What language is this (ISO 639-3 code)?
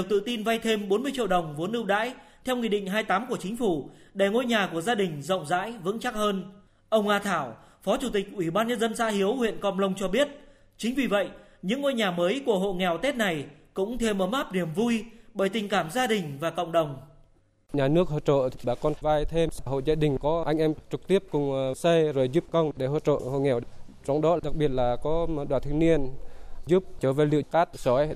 vie